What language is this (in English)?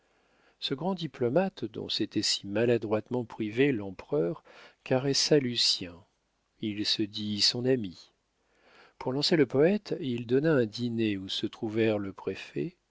French